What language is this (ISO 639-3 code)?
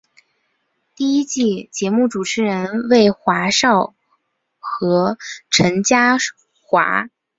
zho